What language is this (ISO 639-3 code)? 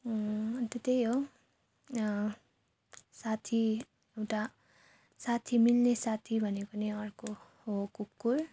nep